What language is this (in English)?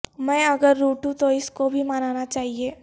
Urdu